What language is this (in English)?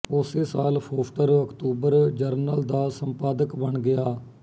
Punjabi